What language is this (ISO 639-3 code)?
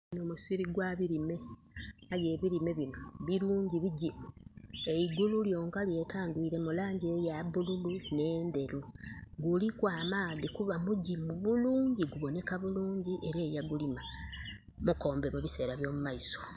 xog